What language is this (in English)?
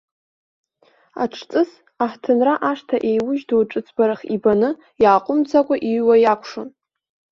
Abkhazian